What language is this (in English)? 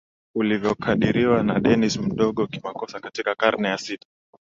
Swahili